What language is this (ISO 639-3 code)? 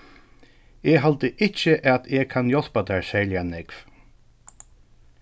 fao